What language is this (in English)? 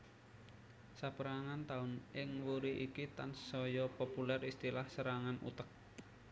Javanese